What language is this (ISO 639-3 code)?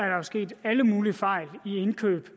dan